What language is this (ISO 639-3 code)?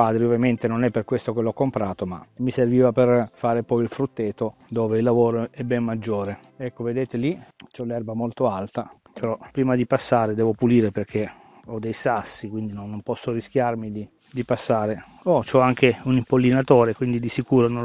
ita